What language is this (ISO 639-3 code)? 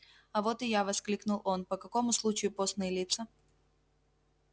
rus